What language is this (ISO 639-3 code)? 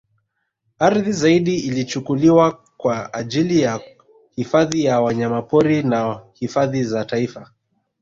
swa